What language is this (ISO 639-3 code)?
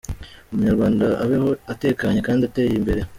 kin